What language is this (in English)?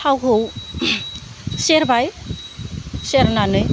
Bodo